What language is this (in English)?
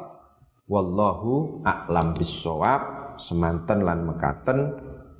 Indonesian